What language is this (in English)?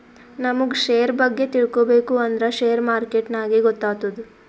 Kannada